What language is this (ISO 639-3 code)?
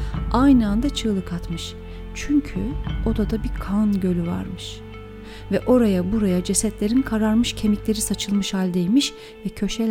tur